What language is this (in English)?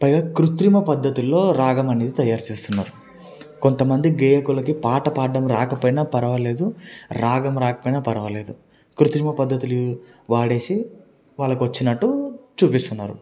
Telugu